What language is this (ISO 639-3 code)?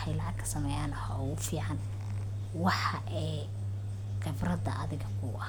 som